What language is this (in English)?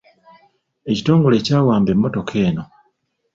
Ganda